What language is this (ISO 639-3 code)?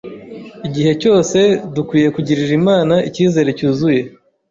kin